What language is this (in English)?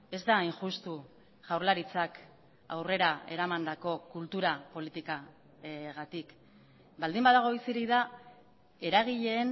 Basque